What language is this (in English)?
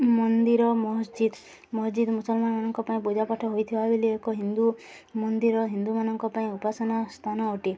Odia